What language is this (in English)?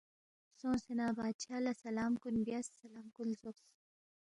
Balti